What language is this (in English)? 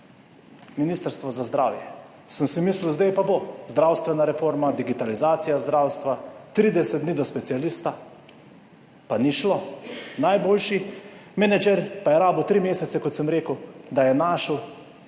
Slovenian